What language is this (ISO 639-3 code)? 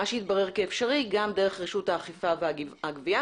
heb